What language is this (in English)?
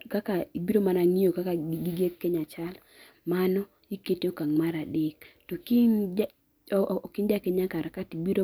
Luo (Kenya and Tanzania)